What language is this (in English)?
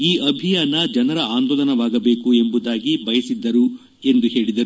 Kannada